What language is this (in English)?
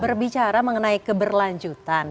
Indonesian